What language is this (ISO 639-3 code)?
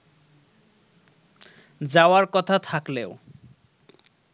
ben